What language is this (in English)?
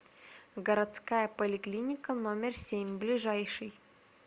Russian